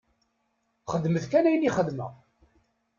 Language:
Kabyle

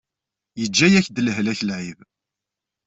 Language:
Kabyle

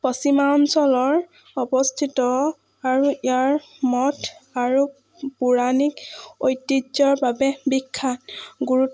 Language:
Assamese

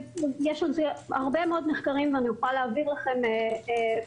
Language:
Hebrew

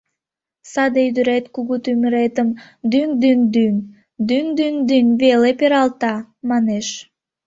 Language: Mari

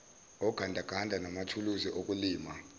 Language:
Zulu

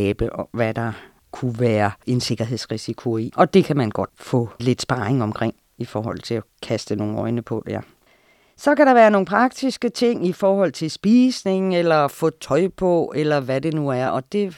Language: Danish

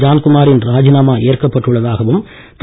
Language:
Tamil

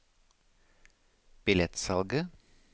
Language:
Norwegian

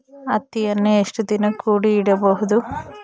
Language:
Kannada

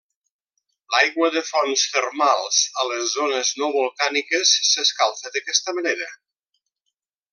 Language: Catalan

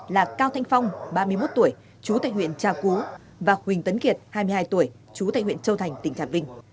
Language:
Vietnamese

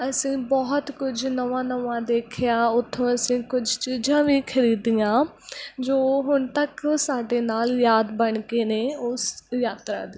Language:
Punjabi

